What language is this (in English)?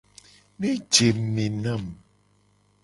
Gen